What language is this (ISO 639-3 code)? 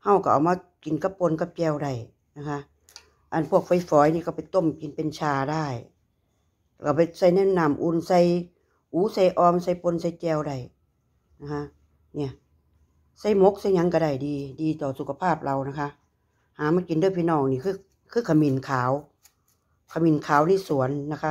tha